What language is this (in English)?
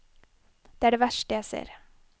Norwegian